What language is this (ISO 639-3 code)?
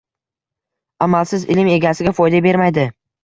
uzb